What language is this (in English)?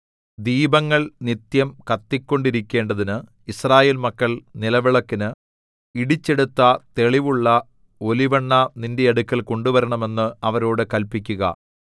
Malayalam